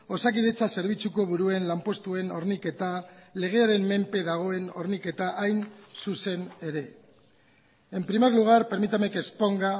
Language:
Basque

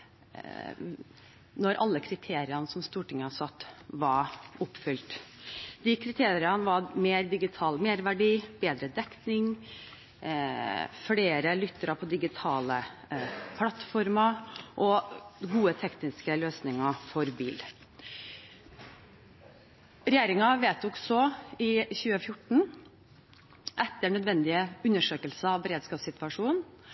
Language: Norwegian Bokmål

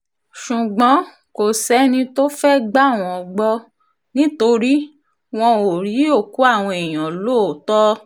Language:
Yoruba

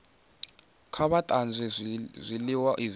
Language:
Venda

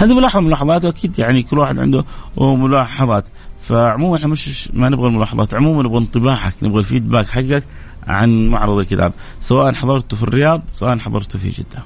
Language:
Arabic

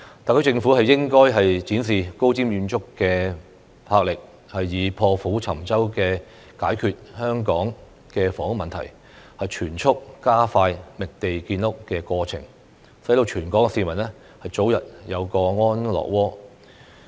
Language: Cantonese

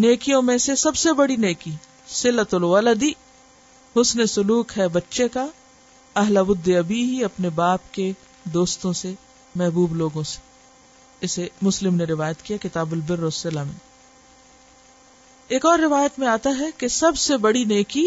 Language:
Urdu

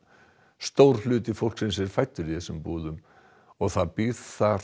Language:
Icelandic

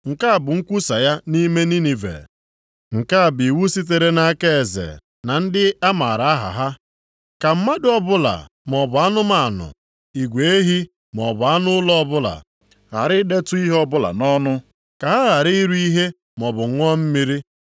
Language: Igbo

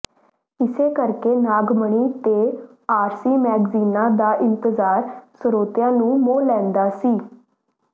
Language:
Punjabi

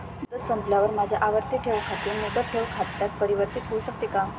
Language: Marathi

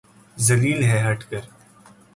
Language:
Urdu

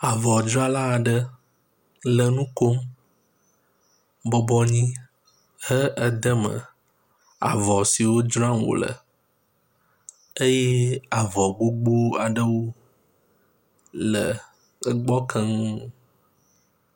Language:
Ewe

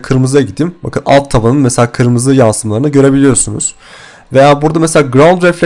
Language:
Turkish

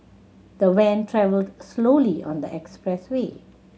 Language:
English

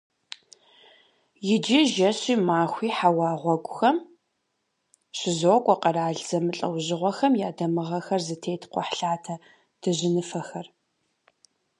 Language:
Kabardian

